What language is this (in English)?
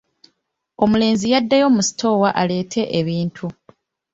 Ganda